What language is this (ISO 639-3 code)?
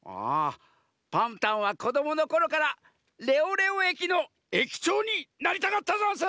jpn